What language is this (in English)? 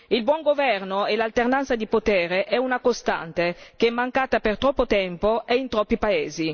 Italian